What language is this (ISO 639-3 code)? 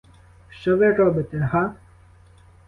ukr